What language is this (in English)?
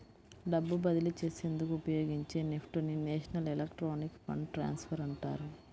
Telugu